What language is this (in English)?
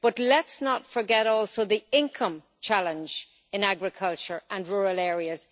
English